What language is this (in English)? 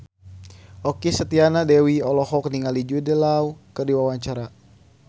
Sundanese